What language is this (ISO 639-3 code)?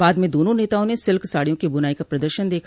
hin